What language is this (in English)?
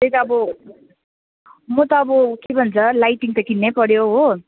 Nepali